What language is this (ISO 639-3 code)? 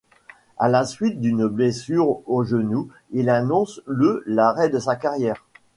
fra